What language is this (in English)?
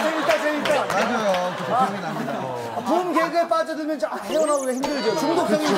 Korean